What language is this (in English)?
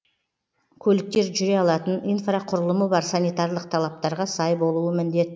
Kazakh